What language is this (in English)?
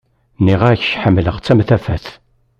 Kabyle